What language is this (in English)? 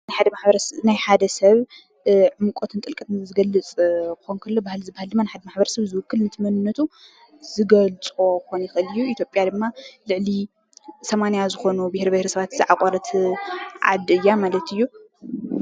Tigrinya